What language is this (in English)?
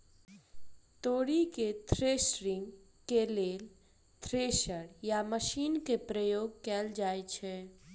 Maithili